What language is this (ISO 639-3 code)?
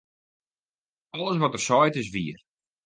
fry